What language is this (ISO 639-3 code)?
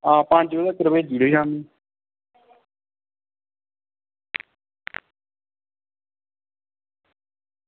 doi